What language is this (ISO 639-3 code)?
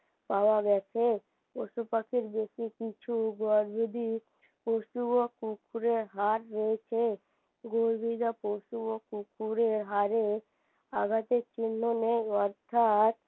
ben